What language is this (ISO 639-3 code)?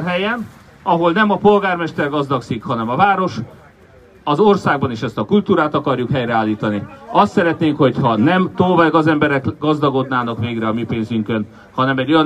hun